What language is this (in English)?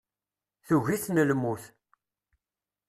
Kabyle